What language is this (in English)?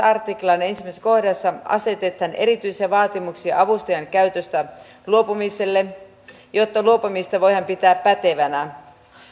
Finnish